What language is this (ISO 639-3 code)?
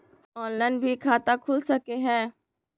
mag